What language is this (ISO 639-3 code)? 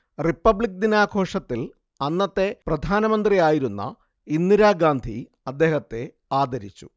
mal